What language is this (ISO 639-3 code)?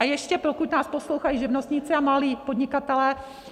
ces